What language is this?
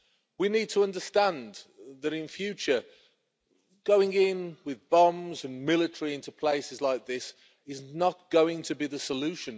English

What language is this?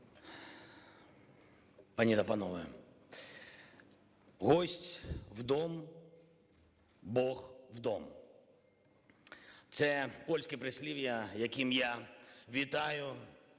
Ukrainian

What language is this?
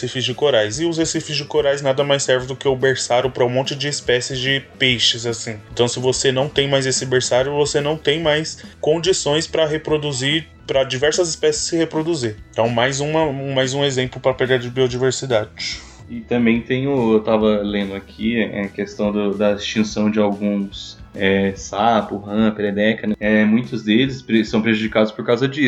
Portuguese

